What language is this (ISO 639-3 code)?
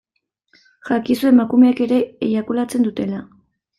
eus